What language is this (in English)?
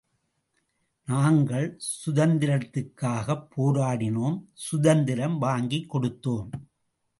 Tamil